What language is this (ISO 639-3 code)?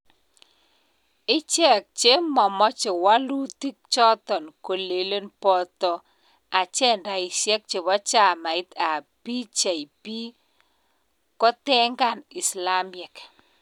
kln